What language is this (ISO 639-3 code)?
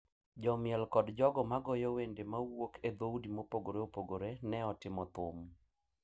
luo